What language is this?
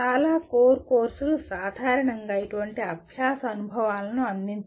Telugu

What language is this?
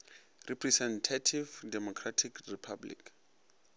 Northern Sotho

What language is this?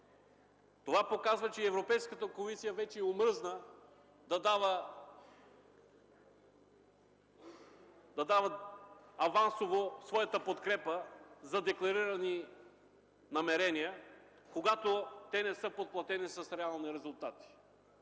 Bulgarian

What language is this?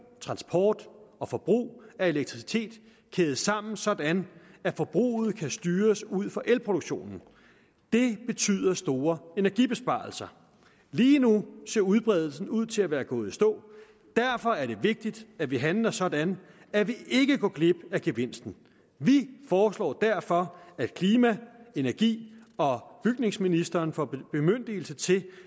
Danish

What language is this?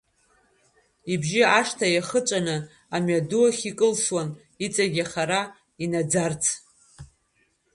Abkhazian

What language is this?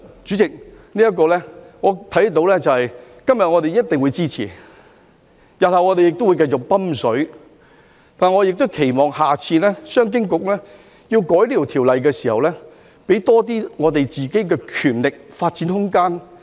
Cantonese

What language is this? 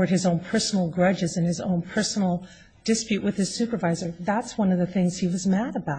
English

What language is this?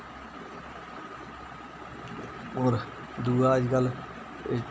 Dogri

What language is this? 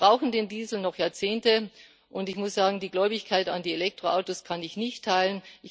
German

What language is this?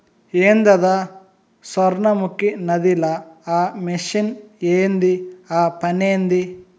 Telugu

